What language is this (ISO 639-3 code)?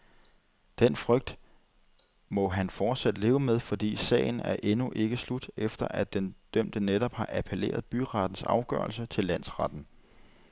dan